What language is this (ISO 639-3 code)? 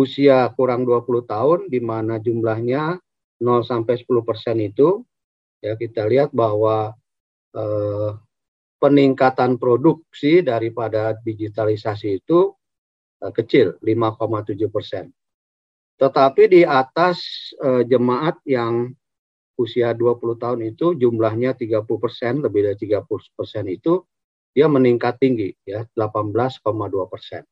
ind